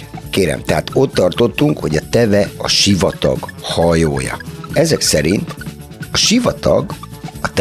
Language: Hungarian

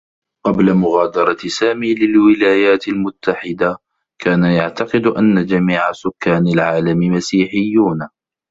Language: Arabic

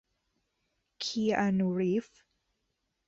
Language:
Thai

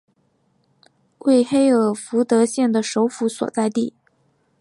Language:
Chinese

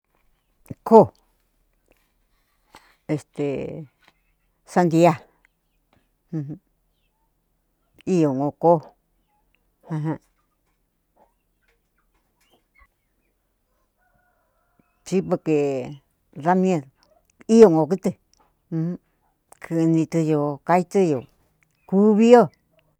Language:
Cuyamecalco Mixtec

